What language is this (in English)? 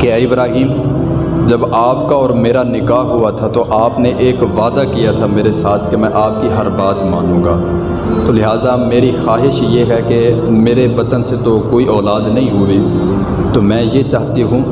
Urdu